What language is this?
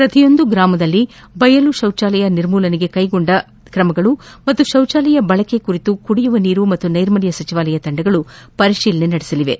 Kannada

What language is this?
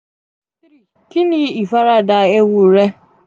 Yoruba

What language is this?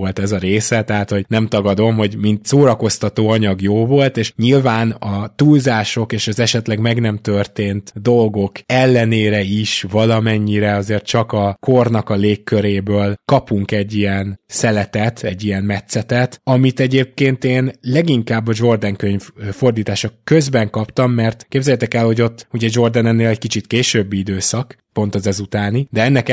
Hungarian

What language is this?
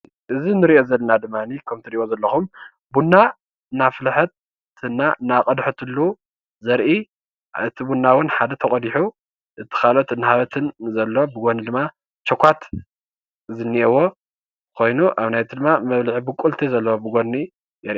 Tigrinya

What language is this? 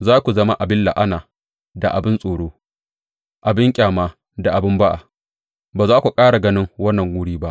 Hausa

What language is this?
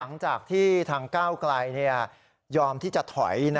Thai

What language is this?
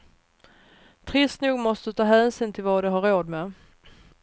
Swedish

